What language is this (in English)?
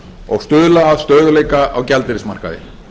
Icelandic